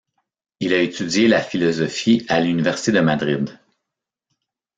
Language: French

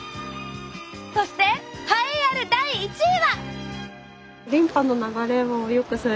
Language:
Japanese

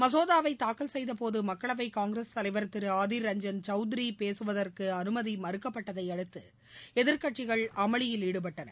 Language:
Tamil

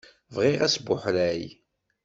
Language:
Kabyle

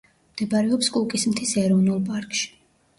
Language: Georgian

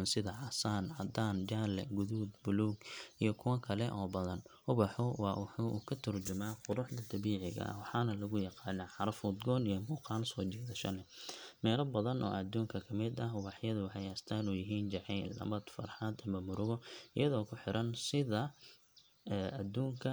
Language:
Somali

